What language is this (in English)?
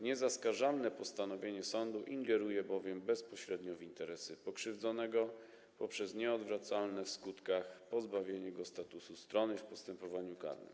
Polish